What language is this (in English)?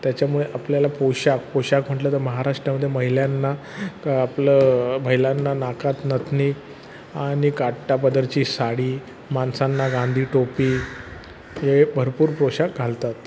Marathi